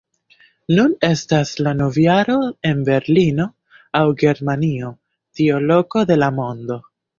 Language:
Esperanto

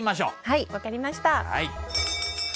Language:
Japanese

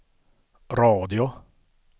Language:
Swedish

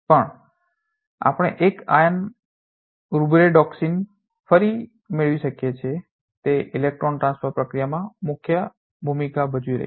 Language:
Gujarati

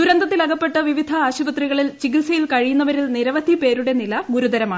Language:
Malayalam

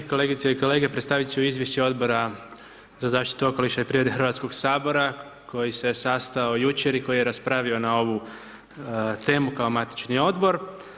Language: Croatian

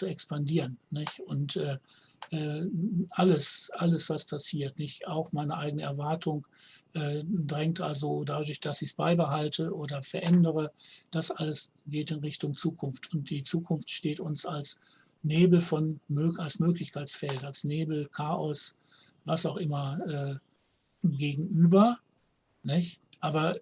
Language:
German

